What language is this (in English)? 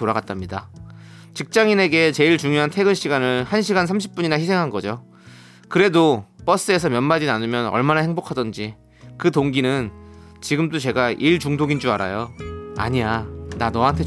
Korean